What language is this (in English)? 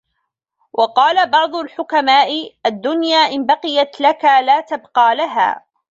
Arabic